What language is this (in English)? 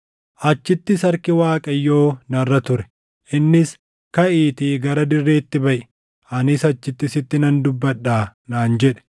Oromo